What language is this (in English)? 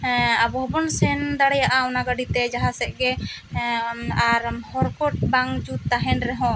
Santali